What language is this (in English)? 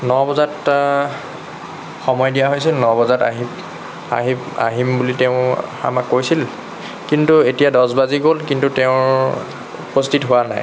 Assamese